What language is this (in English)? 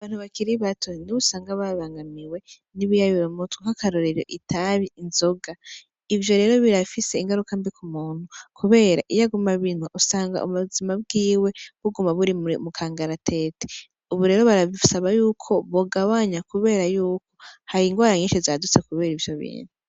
Rundi